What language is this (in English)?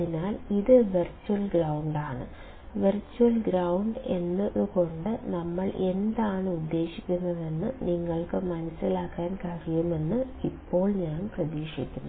Malayalam